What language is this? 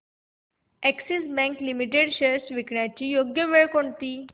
Marathi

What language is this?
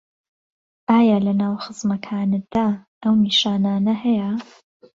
Central Kurdish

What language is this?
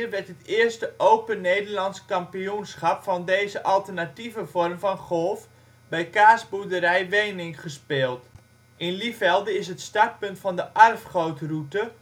Dutch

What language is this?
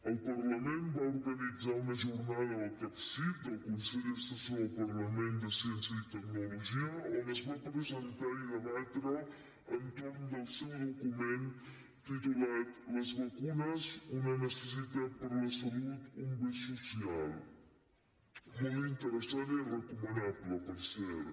Catalan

